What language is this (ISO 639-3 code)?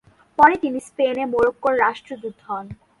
ben